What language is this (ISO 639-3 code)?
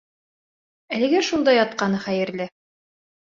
bak